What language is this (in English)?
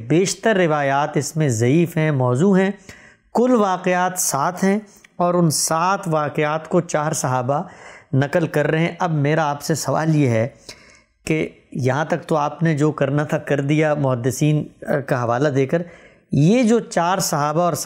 Urdu